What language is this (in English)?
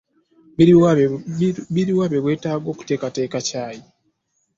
Ganda